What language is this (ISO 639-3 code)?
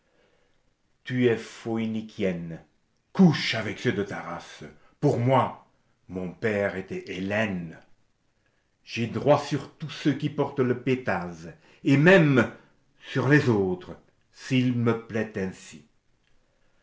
fra